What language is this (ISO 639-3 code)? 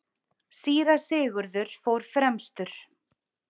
isl